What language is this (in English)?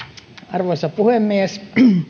Finnish